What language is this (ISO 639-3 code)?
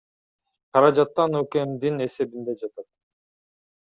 kir